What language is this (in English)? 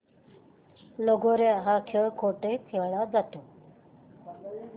Marathi